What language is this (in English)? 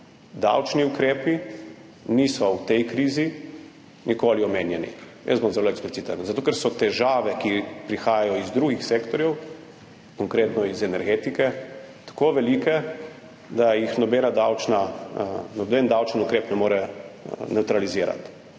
Slovenian